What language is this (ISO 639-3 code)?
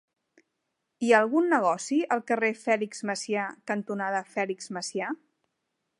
cat